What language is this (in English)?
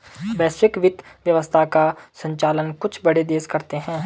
Hindi